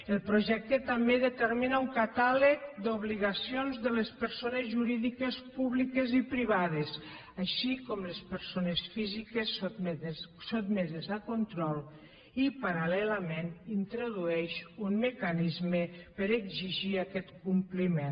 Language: Catalan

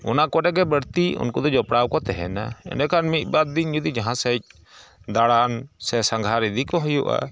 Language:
Santali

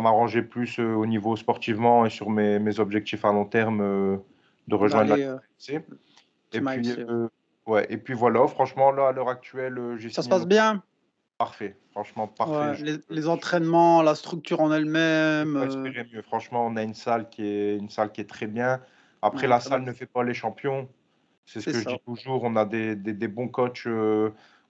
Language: French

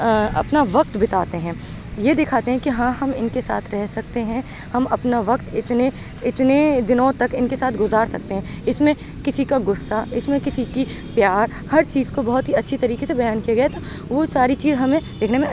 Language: Urdu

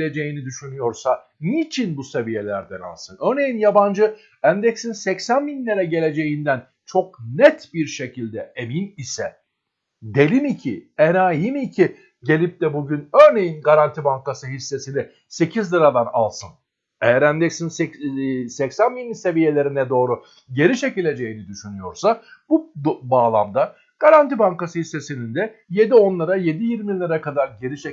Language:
Turkish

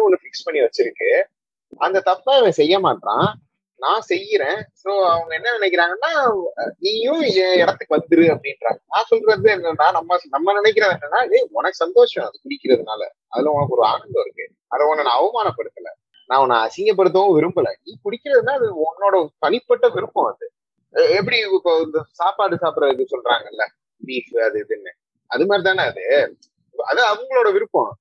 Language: Tamil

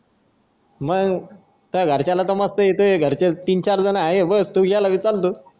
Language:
Marathi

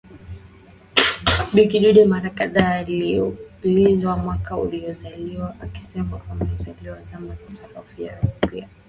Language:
Swahili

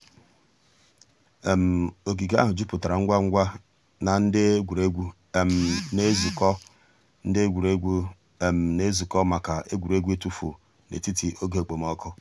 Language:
Igbo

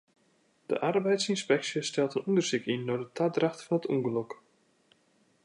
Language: Western Frisian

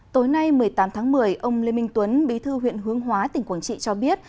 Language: Vietnamese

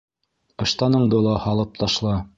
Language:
Bashkir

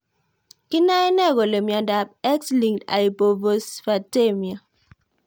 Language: Kalenjin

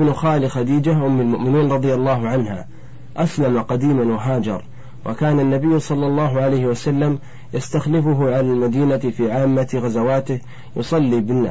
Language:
Arabic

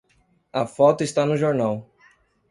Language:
Portuguese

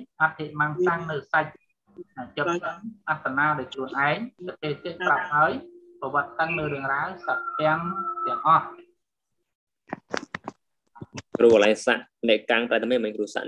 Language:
Indonesian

